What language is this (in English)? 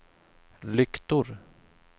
Swedish